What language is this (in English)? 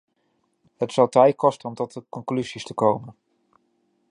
Dutch